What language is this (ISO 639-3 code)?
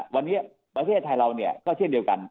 tha